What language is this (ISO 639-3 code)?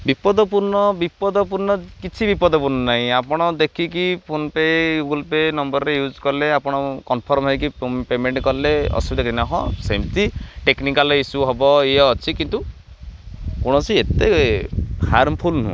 ori